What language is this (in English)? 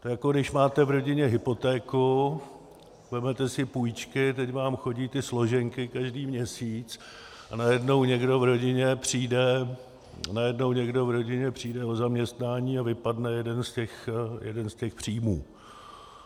Czech